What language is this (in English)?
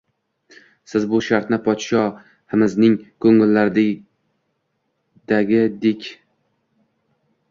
Uzbek